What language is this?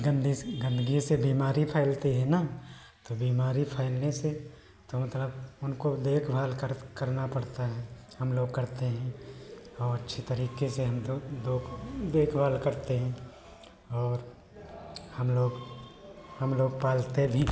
Hindi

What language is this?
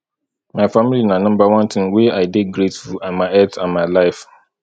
Nigerian Pidgin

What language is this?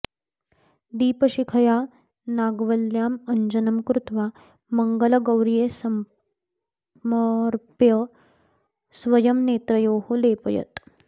Sanskrit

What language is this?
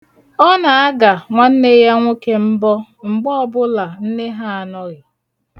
Igbo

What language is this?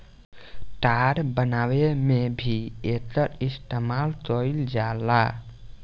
Bhojpuri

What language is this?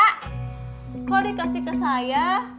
Indonesian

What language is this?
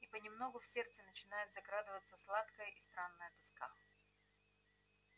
Russian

